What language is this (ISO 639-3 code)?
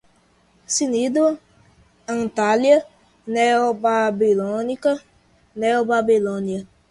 por